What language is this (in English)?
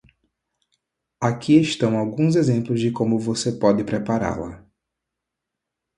Portuguese